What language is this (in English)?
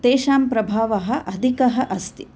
Sanskrit